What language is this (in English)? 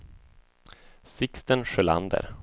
Swedish